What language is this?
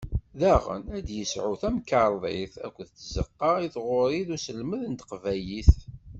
Kabyle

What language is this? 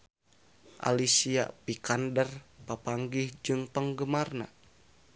Sundanese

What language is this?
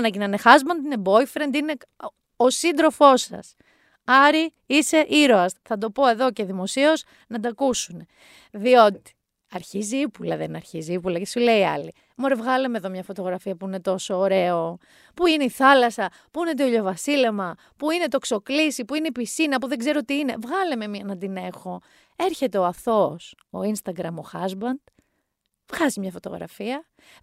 Greek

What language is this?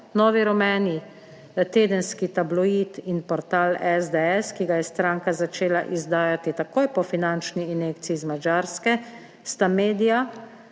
Slovenian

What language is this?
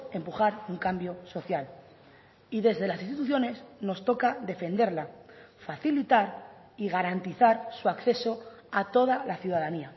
Spanish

